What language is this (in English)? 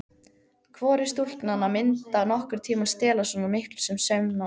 Icelandic